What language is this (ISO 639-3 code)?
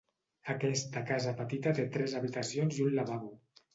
cat